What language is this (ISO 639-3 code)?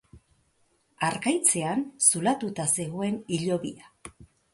eus